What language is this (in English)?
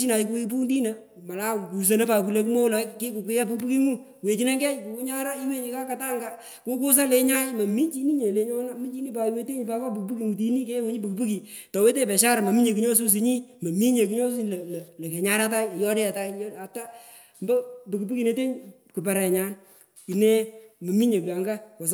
Pökoot